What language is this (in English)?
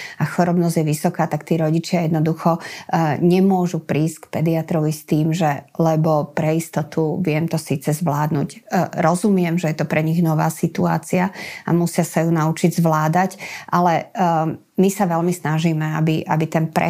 Slovak